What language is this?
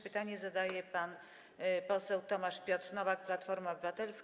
Polish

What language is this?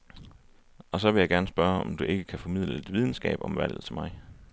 Danish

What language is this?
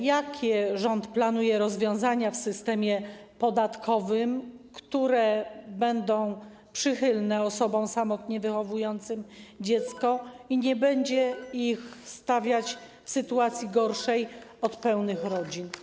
Polish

